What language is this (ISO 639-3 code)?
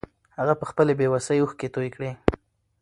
pus